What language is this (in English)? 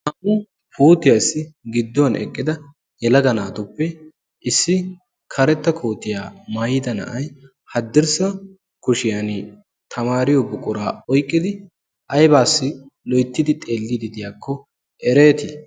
Wolaytta